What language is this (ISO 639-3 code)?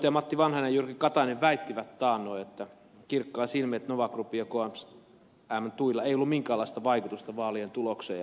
fin